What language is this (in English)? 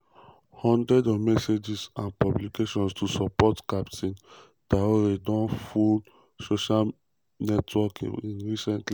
Nigerian Pidgin